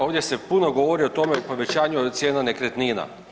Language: Croatian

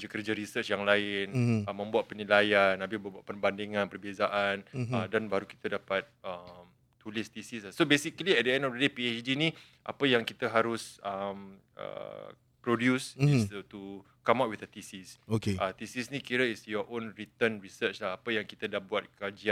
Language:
Malay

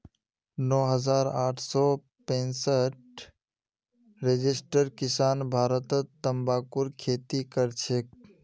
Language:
Magahi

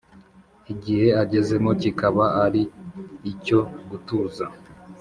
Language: Kinyarwanda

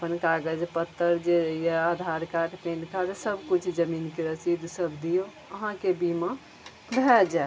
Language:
Maithili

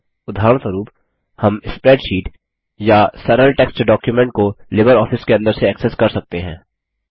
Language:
Hindi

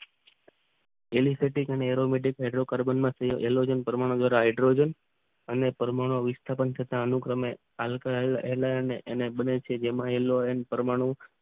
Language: Gujarati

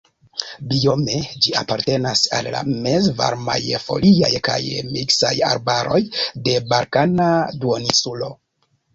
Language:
Esperanto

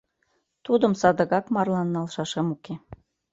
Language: Mari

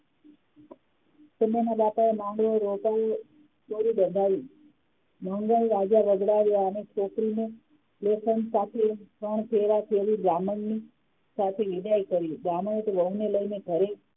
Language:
Gujarati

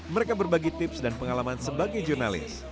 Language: Indonesian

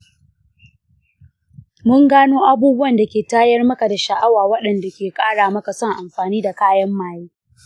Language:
Hausa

